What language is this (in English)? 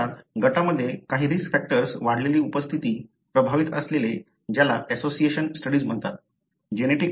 Marathi